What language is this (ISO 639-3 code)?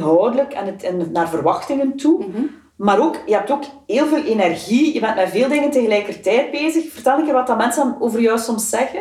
nld